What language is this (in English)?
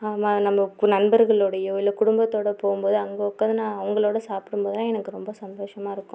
Tamil